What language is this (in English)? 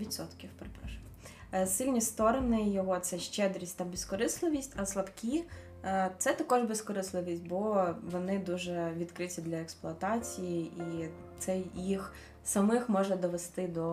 Ukrainian